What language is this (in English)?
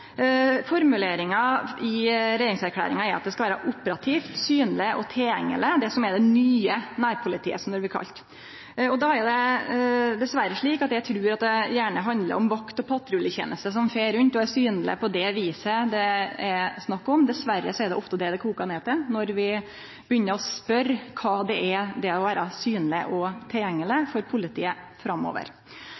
Norwegian Nynorsk